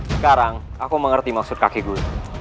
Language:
Indonesian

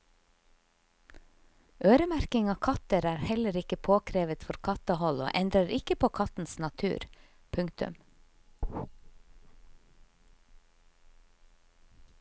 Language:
Norwegian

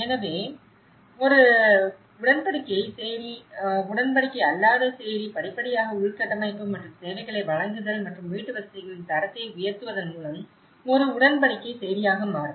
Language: Tamil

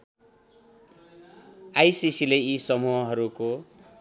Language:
Nepali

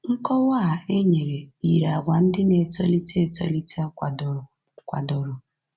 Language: Igbo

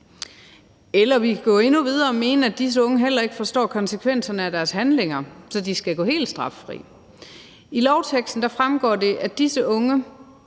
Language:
Danish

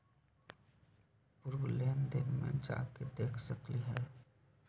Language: Magahi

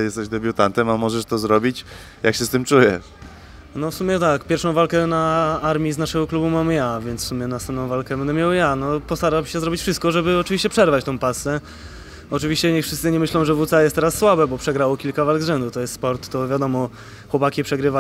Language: Polish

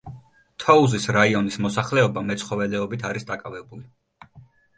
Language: Georgian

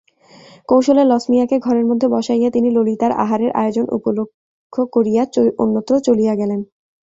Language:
Bangla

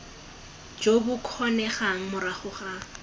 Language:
Tswana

